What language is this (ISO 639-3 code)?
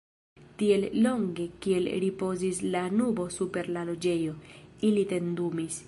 epo